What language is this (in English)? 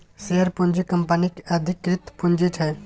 Maithili